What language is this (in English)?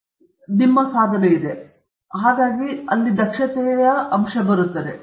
Kannada